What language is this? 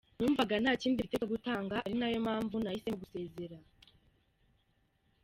Kinyarwanda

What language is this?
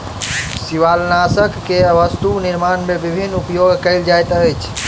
Maithili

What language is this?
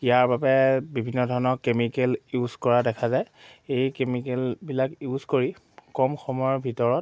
Assamese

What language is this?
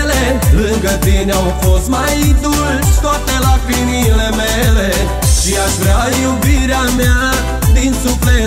Romanian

